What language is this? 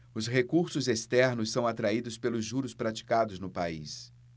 Portuguese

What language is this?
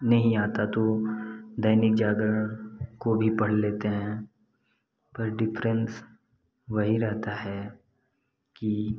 Hindi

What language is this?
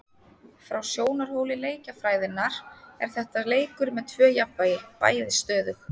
Icelandic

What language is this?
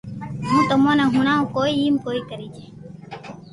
Loarki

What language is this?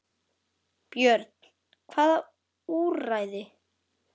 Icelandic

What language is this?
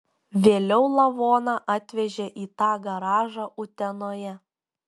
Lithuanian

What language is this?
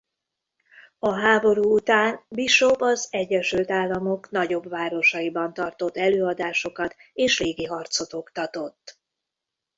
Hungarian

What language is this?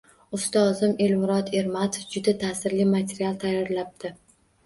Uzbek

